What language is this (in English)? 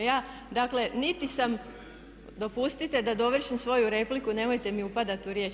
Croatian